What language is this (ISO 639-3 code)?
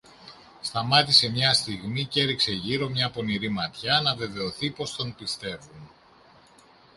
ell